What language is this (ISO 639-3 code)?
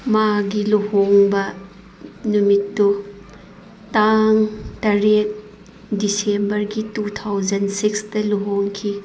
mni